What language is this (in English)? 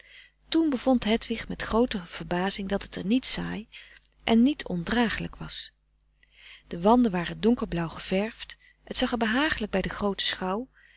Dutch